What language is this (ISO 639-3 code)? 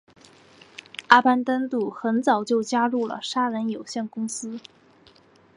zho